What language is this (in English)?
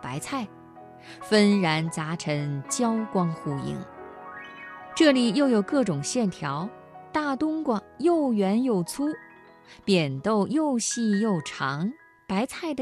Chinese